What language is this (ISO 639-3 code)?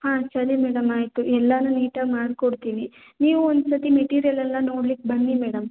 kan